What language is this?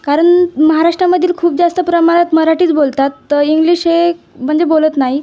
Marathi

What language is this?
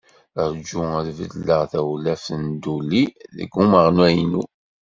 Kabyle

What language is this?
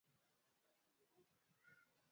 Swahili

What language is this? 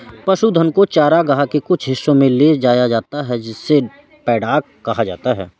Hindi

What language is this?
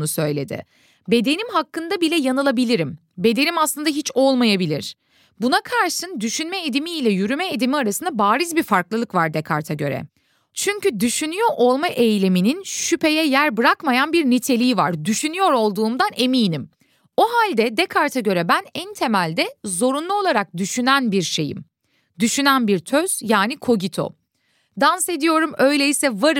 Turkish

